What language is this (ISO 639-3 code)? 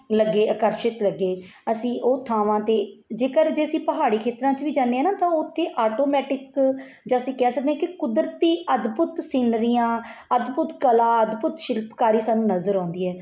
pan